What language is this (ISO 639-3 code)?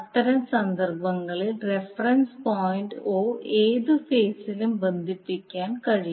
mal